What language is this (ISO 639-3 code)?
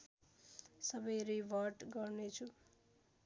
nep